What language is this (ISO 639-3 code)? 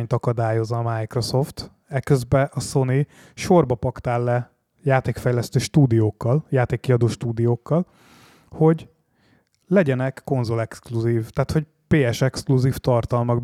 hun